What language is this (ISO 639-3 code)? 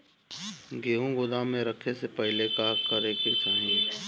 bho